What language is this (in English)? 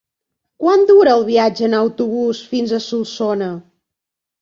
Catalan